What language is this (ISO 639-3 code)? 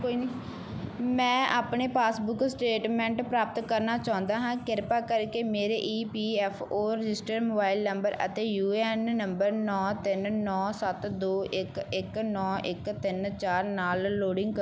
pan